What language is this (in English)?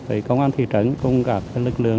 Vietnamese